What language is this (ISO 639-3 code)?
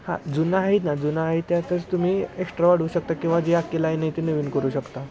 mar